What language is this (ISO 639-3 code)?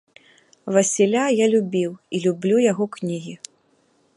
bel